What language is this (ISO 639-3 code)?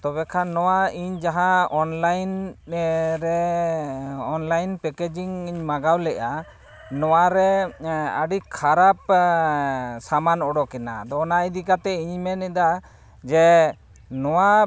sat